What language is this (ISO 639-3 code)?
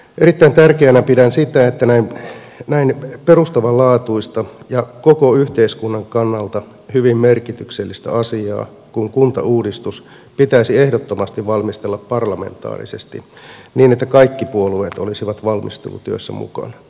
fin